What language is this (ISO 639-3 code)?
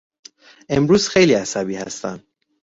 fas